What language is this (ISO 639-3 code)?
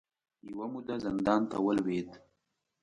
pus